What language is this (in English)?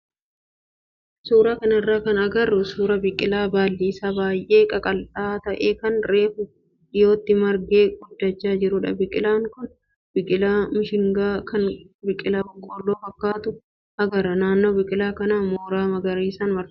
Oromo